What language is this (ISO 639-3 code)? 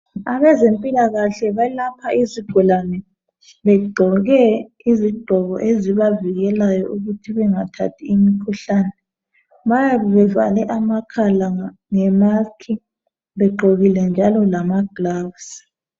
nde